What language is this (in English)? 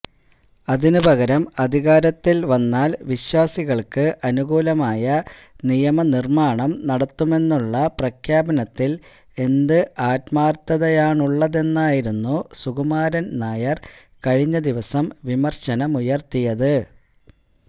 Malayalam